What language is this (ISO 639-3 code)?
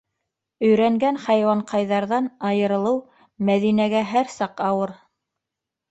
bak